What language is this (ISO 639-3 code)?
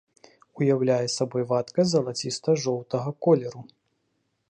bel